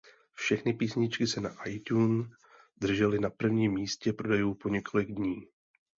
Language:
Czech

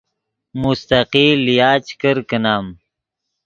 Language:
Yidgha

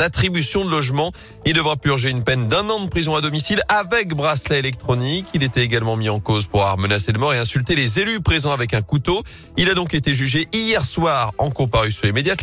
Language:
French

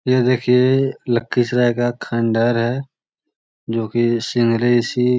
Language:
Magahi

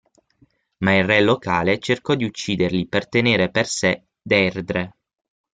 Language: Italian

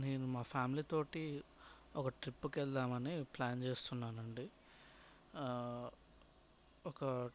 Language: Telugu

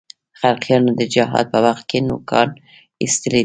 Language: Pashto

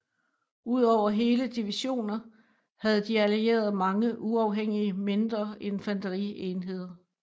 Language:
Danish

